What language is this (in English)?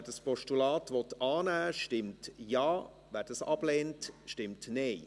Swiss German